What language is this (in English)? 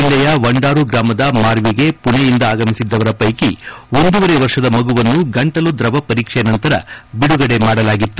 Kannada